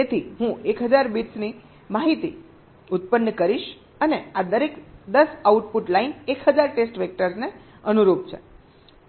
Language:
Gujarati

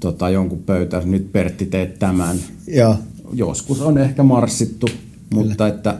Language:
Finnish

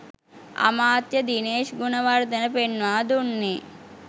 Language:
Sinhala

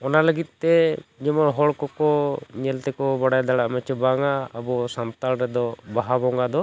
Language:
Santali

